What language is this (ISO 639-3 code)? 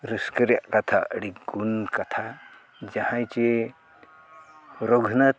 sat